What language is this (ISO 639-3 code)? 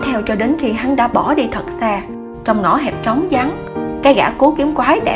vie